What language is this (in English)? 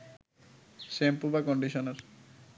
Bangla